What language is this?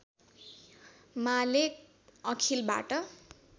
Nepali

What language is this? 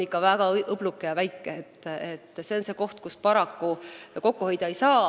Estonian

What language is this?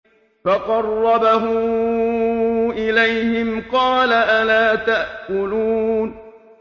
Arabic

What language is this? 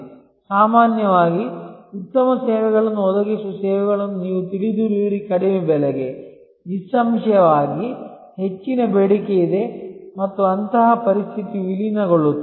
Kannada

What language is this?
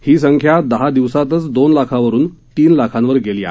Marathi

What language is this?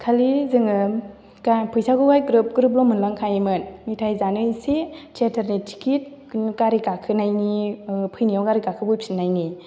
Bodo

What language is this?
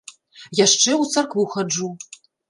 Belarusian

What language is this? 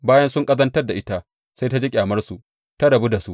Hausa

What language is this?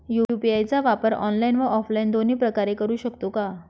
Marathi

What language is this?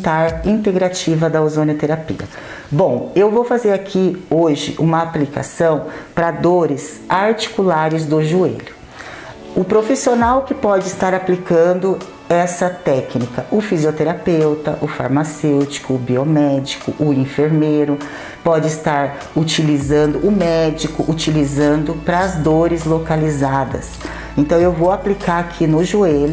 Portuguese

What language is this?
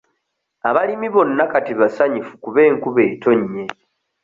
Ganda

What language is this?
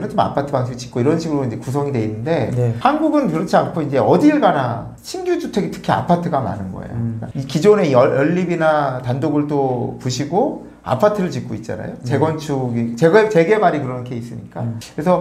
Korean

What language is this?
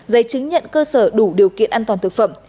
Vietnamese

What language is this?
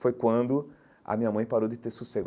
Portuguese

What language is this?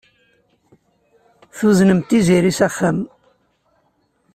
Kabyle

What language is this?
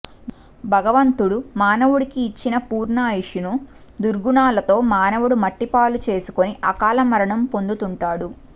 Telugu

